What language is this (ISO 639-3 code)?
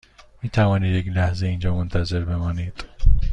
fas